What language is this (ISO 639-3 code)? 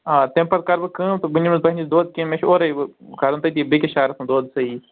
kas